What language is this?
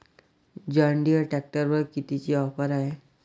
Marathi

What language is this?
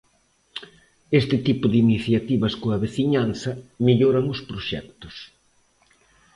Galician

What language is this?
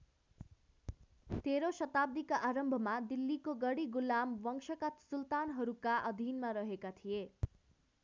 Nepali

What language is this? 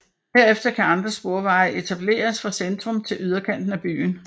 Danish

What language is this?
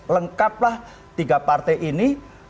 Indonesian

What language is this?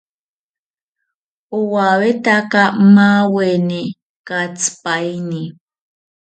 South Ucayali Ashéninka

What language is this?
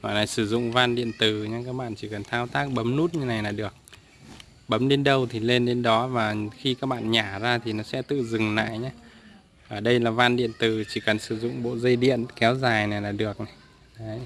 Vietnamese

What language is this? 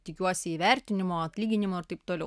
Lithuanian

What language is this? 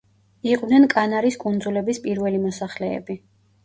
Georgian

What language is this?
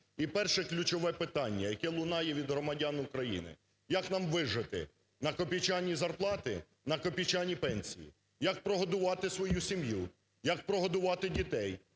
Ukrainian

